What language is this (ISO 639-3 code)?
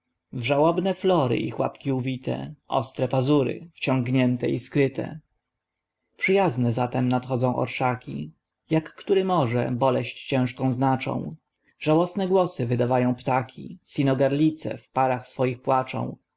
pol